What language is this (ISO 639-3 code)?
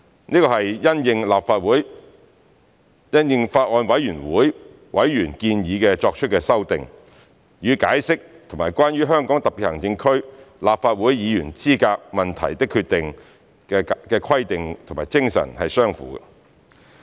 yue